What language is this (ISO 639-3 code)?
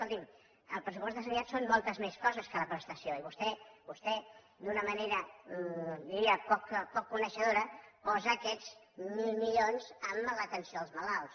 cat